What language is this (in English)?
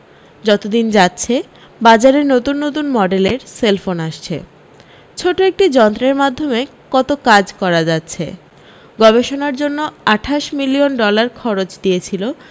Bangla